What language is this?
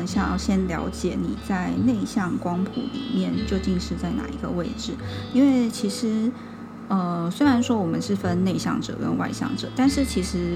Chinese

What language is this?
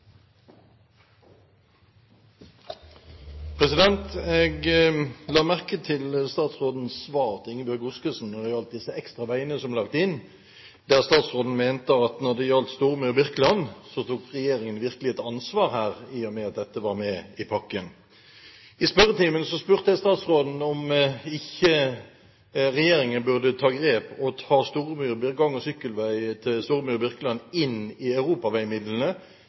Norwegian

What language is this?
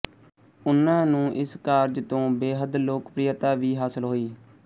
Punjabi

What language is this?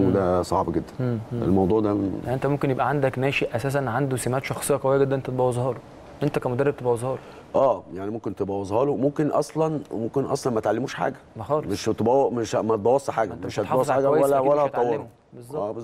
Arabic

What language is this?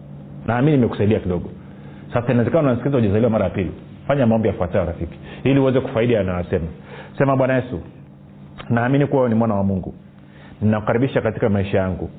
Swahili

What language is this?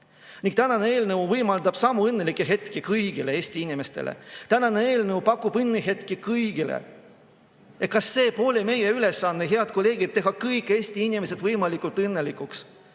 Estonian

